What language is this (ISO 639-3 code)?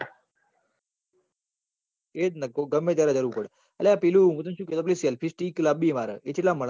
guj